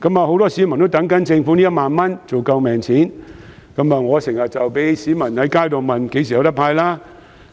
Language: Cantonese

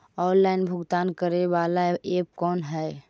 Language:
Magahi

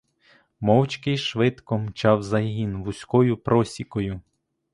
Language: Ukrainian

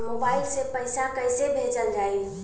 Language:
Bhojpuri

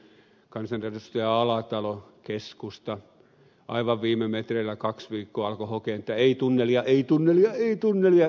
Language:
Finnish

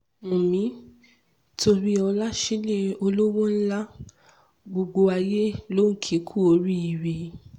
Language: Yoruba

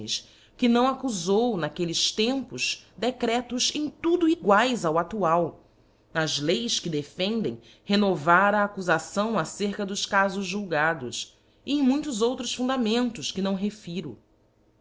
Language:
Portuguese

